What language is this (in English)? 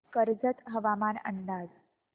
Marathi